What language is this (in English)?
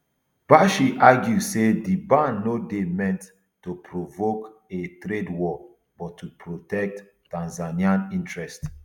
Nigerian Pidgin